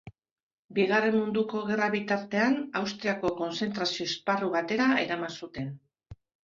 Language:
Basque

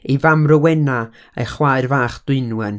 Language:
Welsh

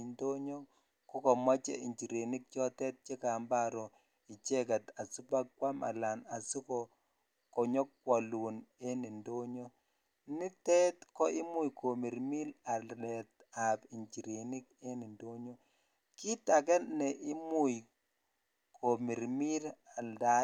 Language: Kalenjin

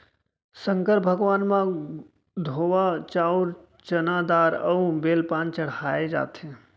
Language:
Chhattisgarhi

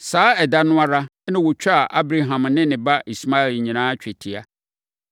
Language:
Akan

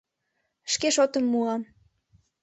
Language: Mari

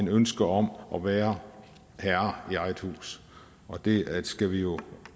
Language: Danish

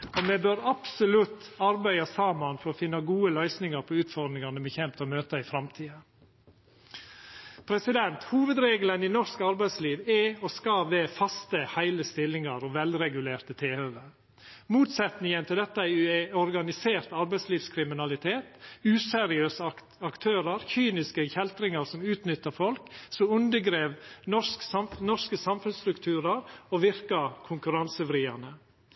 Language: Norwegian Nynorsk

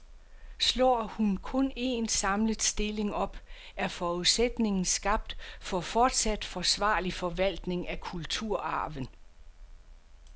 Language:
Danish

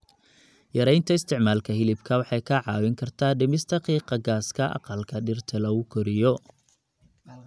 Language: Somali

